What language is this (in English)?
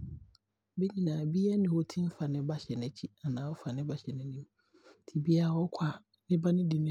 Abron